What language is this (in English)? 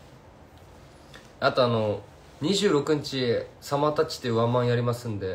Japanese